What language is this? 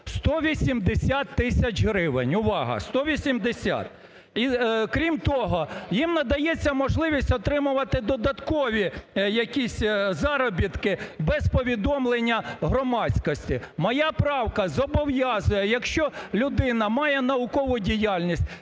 Ukrainian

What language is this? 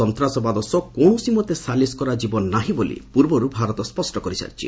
Odia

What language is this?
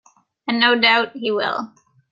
English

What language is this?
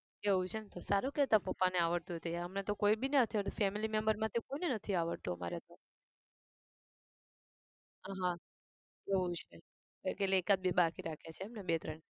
Gujarati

